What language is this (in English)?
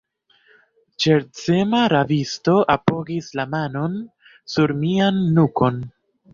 Esperanto